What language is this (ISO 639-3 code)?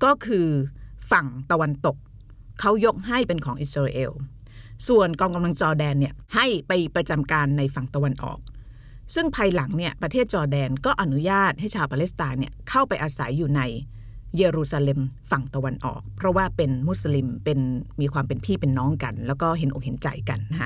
tha